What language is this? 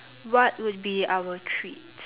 English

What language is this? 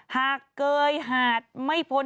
Thai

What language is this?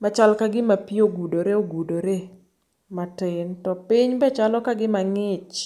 Luo (Kenya and Tanzania)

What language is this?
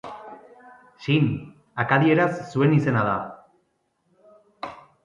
Basque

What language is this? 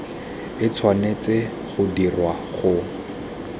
Tswana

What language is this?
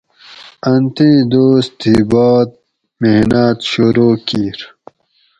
Gawri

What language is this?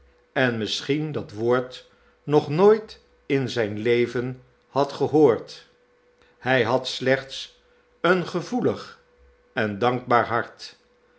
Dutch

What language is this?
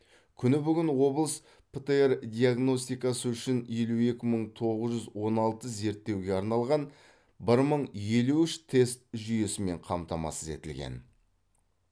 Kazakh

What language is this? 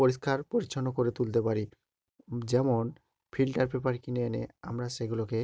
Bangla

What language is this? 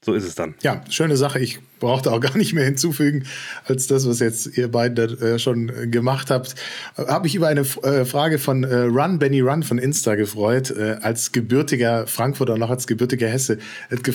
German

